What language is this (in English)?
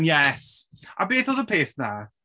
Welsh